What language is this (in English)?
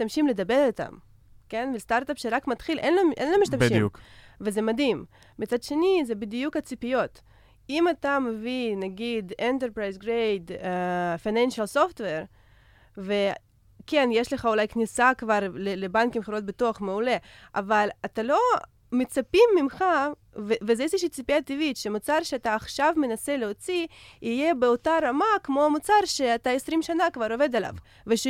Hebrew